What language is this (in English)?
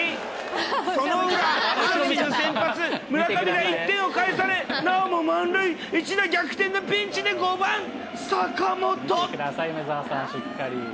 Japanese